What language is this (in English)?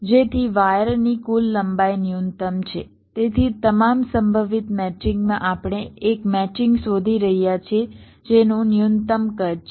Gujarati